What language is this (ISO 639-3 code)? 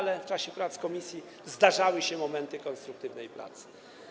pol